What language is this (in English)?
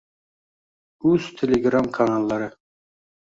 Uzbek